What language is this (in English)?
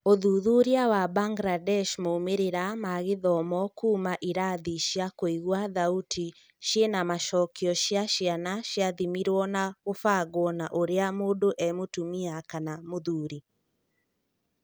Kikuyu